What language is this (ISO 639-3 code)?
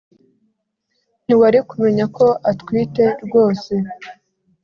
kin